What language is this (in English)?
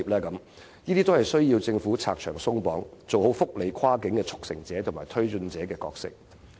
Cantonese